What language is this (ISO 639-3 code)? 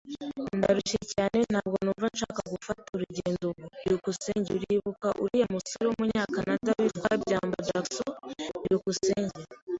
kin